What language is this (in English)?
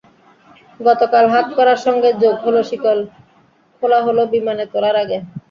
Bangla